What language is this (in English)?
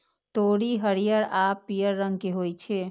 Maithili